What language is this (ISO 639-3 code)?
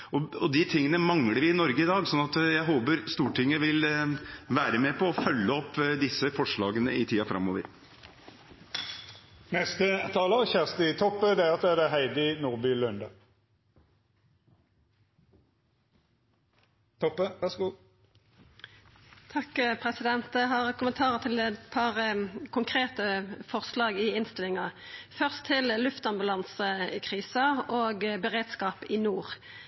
nor